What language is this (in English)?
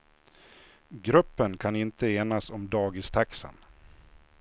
Swedish